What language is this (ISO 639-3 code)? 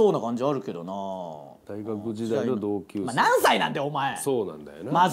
jpn